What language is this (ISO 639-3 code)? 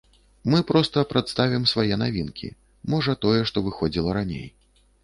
bel